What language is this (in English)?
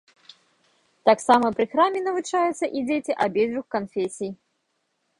Belarusian